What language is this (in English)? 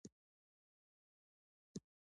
Pashto